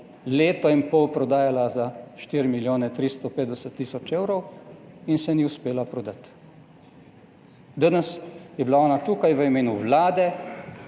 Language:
Slovenian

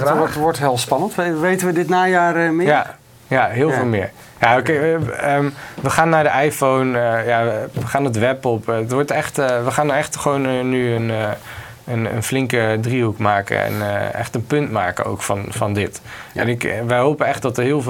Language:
Dutch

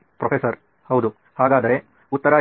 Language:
Kannada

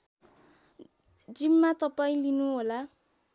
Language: Nepali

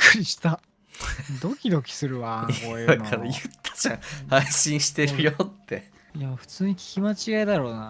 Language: Japanese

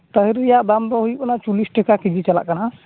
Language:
Santali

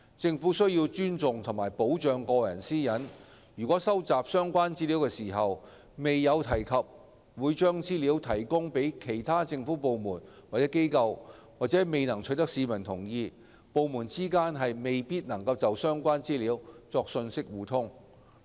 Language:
Cantonese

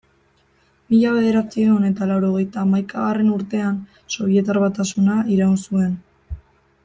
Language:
Basque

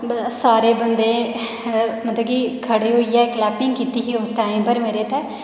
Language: Dogri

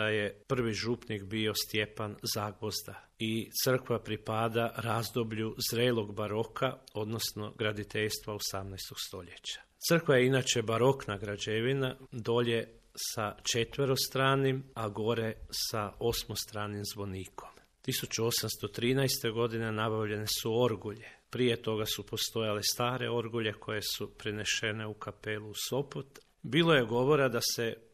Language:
Croatian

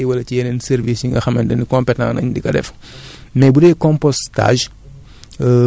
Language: Wolof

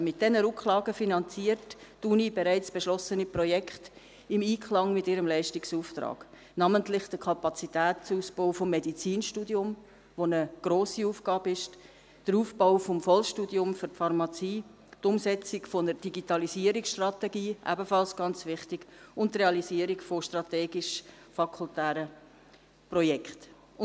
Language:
Swiss German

